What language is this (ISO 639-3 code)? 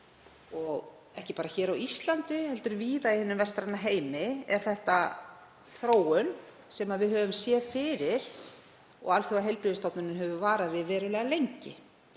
isl